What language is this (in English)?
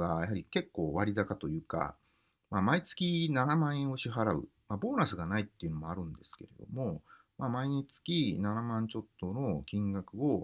Japanese